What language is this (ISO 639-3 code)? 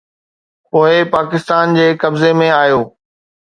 snd